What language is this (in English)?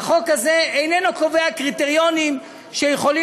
Hebrew